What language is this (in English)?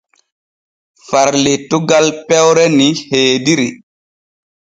Borgu Fulfulde